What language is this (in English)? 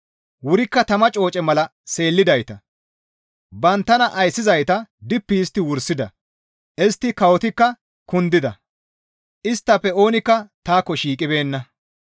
Gamo